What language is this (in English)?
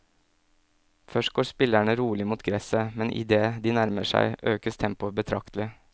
Norwegian